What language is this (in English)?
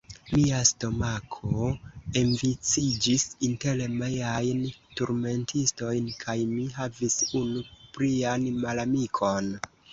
Esperanto